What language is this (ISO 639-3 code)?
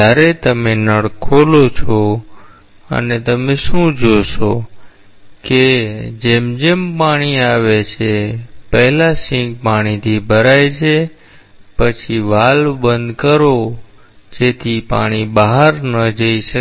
guj